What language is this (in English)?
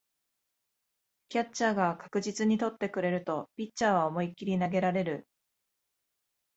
Japanese